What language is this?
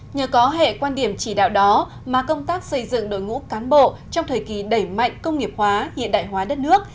Vietnamese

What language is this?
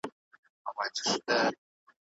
Pashto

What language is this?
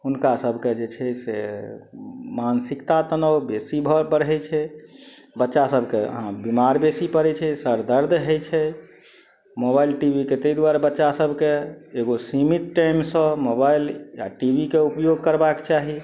Maithili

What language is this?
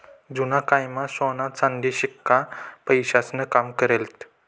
Marathi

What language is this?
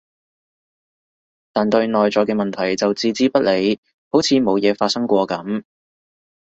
Cantonese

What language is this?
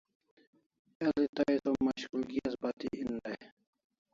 Kalasha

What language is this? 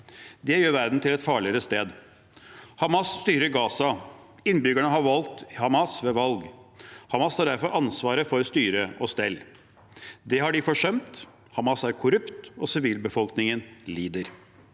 Norwegian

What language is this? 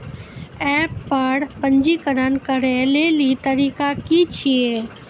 Maithili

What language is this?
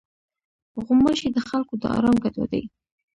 Pashto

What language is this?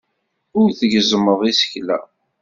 Kabyle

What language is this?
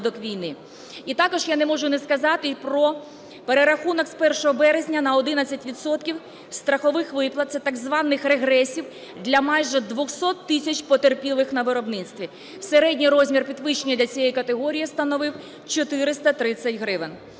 Ukrainian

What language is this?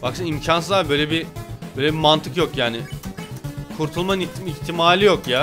Turkish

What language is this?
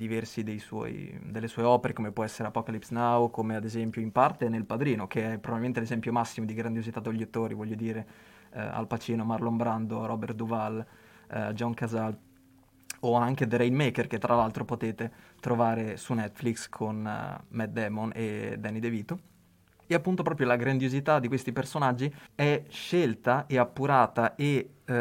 Italian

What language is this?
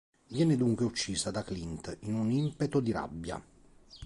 Italian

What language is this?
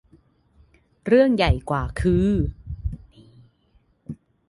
Thai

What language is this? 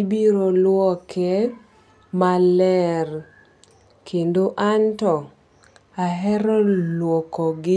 Luo (Kenya and Tanzania)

